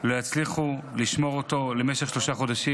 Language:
Hebrew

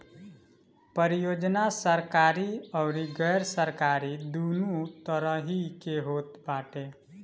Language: Bhojpuri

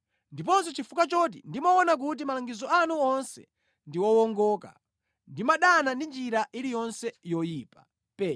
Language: Nyanja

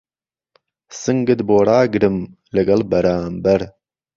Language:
Central Kurdish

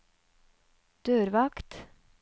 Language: Norwegian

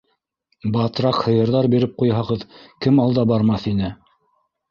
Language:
Bashkir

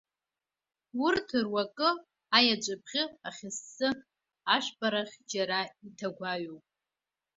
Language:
Abkhazian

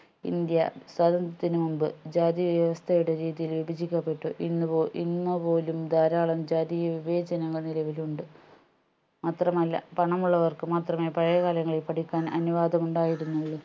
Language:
Malayalam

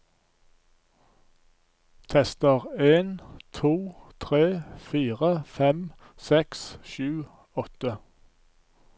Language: Norwegian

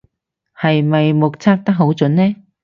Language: Cantonese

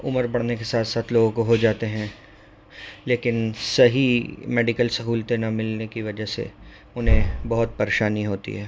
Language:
Urdu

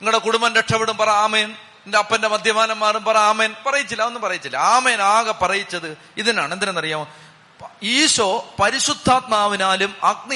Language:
Malayalam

